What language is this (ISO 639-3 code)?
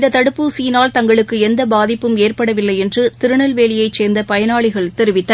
tam